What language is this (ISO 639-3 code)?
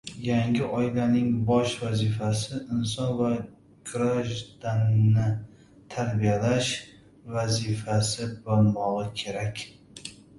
uzb